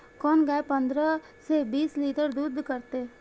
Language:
Maithili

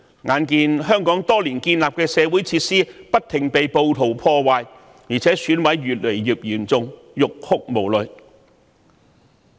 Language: Cantonese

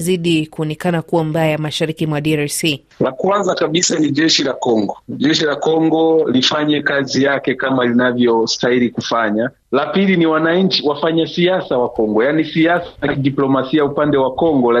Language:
Swahili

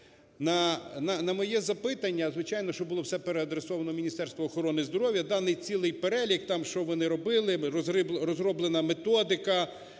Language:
Ukrainian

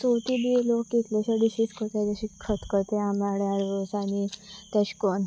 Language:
Konkani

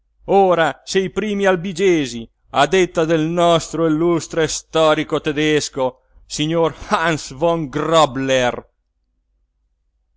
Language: Italian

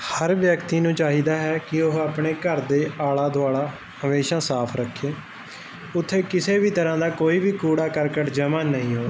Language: Punjabi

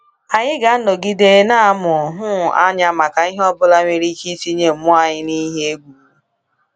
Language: Igbo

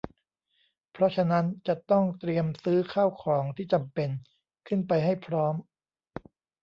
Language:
Thai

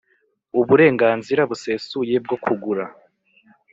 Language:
Kinyarwanda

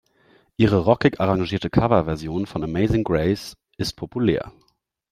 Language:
German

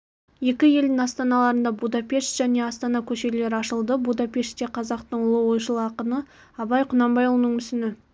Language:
Kazakh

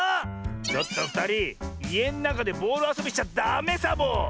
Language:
Japanese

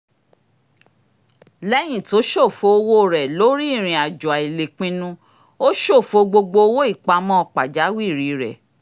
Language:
Yoruba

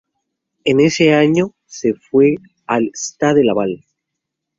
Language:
Spanish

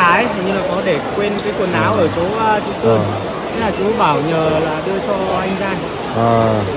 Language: Vietnamese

